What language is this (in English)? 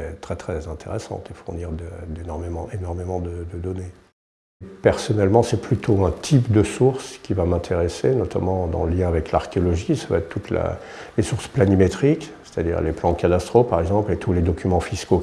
French